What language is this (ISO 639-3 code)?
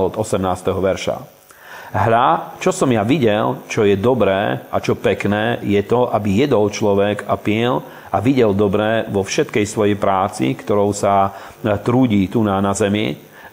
slk